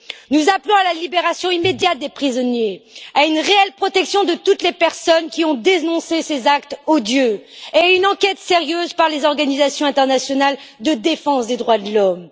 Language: French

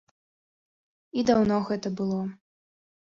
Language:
Belarusian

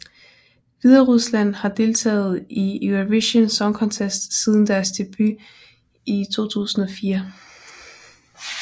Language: Danish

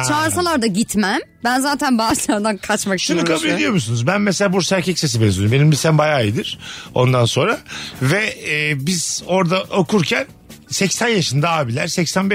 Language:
Turkish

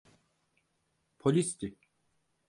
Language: Turkish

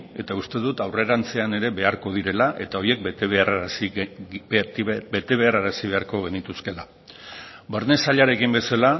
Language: Basque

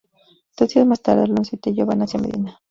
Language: Spanish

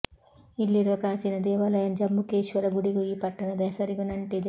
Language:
Kannada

